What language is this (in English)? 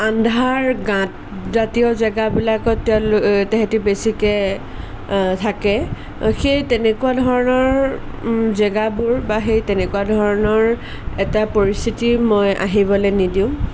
Assamese